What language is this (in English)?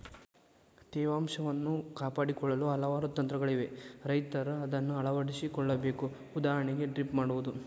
Kannada